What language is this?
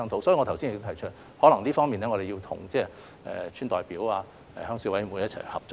Cantonese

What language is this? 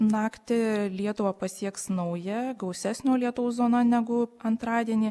Lithuanian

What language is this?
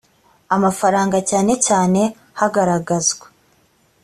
Kinyarwanda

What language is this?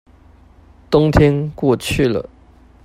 Chinese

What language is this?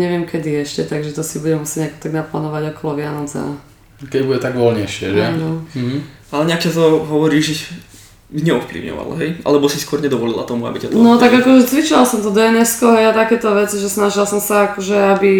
Slovak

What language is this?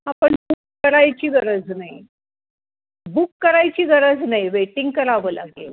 Marathi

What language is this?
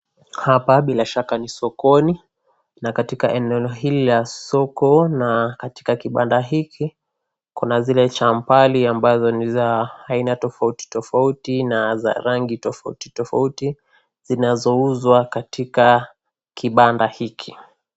Swahili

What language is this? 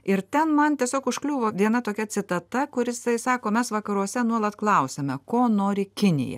Lithuanian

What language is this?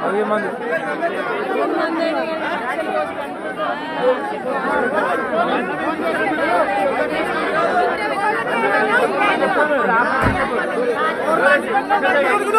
Arabic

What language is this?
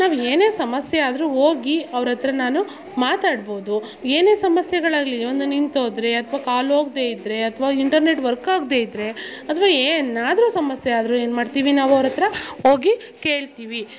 Kannada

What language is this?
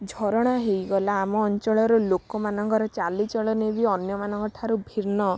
Odia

